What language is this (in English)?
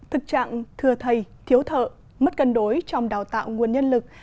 Vietnamese